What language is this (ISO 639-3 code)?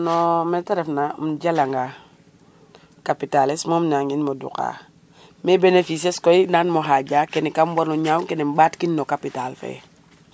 srr